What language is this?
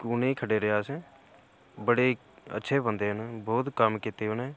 Dogri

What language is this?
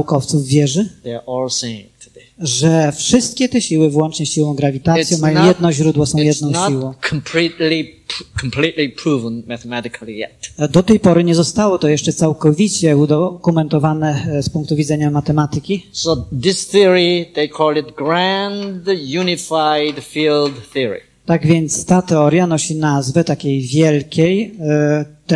Polish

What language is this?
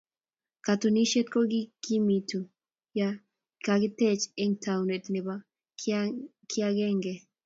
Kalenjin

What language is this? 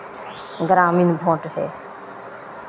Maithili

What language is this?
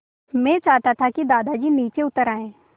Hindi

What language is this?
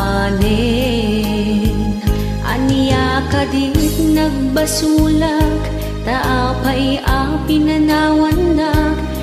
Filipino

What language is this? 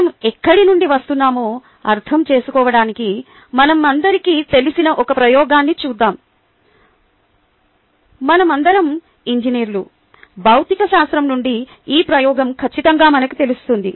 Telugu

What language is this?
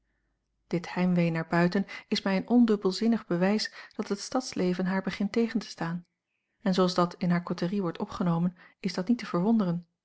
Dutch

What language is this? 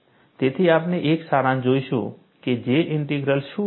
Gujarati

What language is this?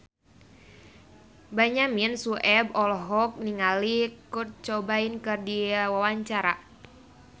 Sundanese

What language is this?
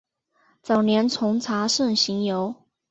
Chinese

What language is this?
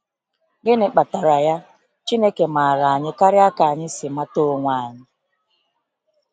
Igbo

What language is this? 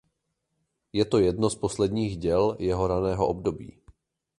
Czech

